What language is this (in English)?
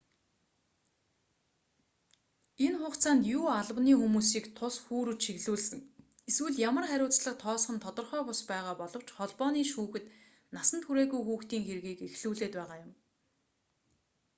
Mongolian